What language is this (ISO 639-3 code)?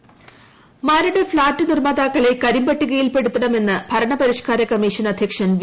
mal